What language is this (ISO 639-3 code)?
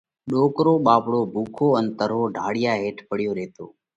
kvx